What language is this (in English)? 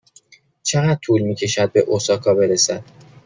Persian